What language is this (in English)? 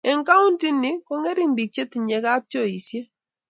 Kalenjin